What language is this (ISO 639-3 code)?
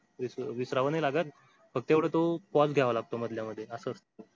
mar